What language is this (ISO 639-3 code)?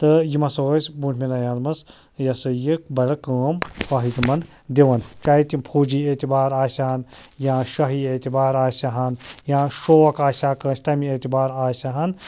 kas